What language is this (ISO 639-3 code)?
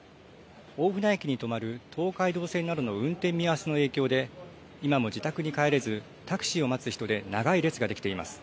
jpn